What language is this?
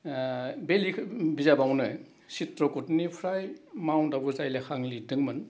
Bodo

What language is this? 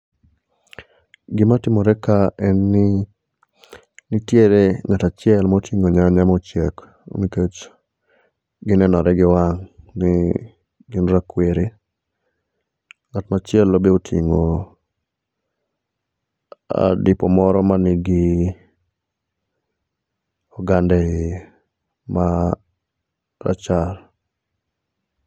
Luo (Kenya and Tanzania)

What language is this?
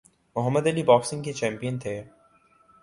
Urdu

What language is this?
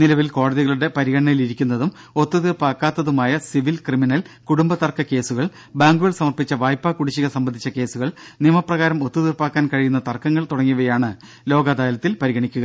Malayalam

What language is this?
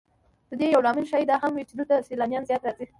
Pashto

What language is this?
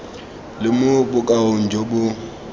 Tswana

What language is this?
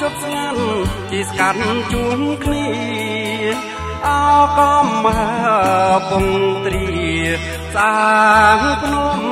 Thai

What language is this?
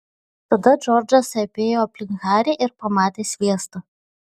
Lithuanian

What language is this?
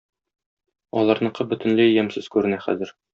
Tatar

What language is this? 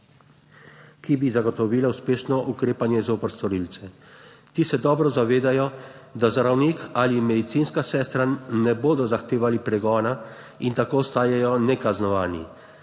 Slovenian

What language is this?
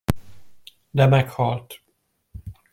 Hungarian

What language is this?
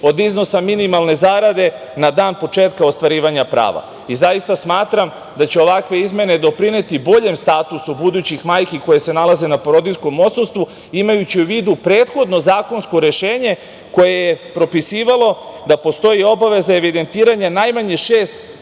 Serbian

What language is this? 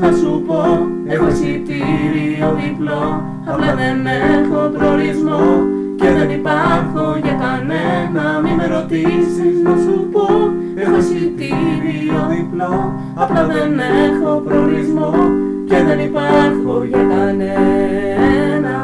Greek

